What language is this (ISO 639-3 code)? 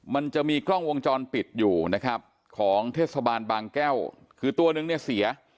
tha